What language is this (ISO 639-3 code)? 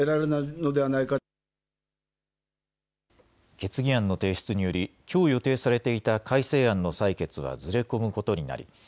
jpn